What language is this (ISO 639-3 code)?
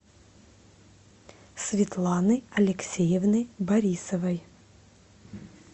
rus